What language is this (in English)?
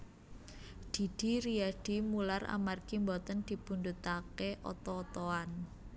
Javanese